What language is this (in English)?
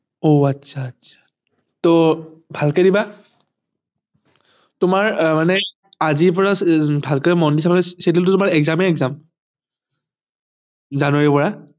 Assamese